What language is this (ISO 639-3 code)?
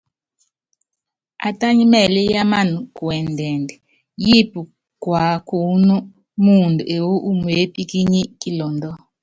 yav